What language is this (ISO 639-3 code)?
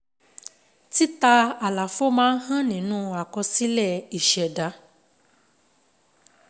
yor